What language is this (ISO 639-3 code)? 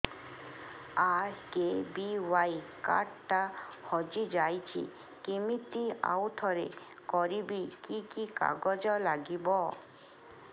ori